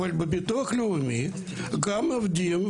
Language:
Hebrew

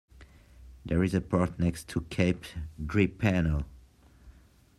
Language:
English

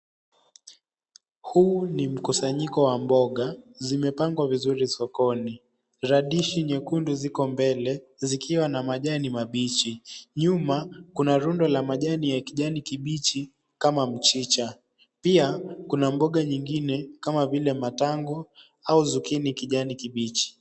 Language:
Swahili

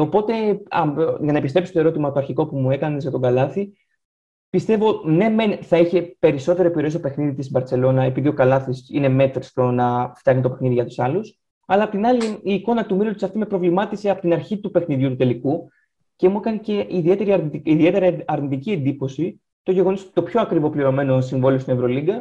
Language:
Greek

